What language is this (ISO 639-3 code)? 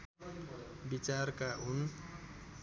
nep